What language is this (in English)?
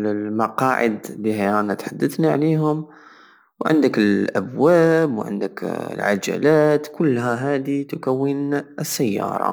Algerian Saharan Arabic